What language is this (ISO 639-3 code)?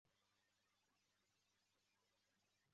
zho